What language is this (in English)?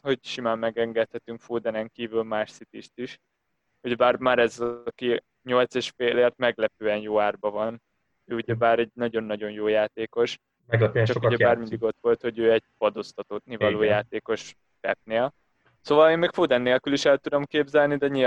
Hungarian